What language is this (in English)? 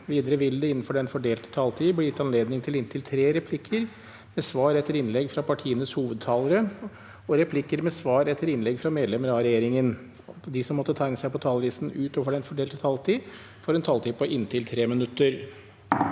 Norwegian